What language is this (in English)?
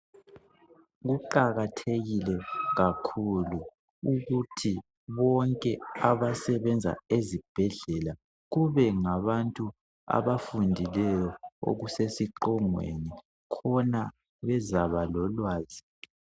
North Ndebele